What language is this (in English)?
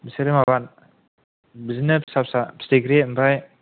Bodo